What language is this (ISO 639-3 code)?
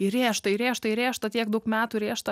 lit